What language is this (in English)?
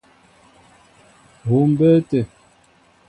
Mbo (Cameroon)